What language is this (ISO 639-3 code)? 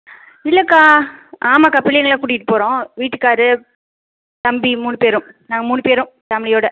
tam